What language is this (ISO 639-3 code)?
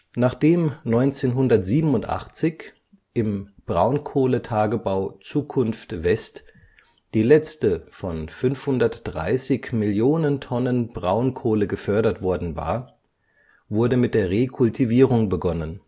deu